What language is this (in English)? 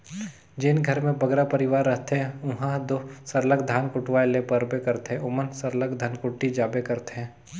Chhattisgarhi